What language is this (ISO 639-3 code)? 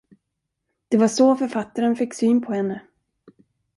swe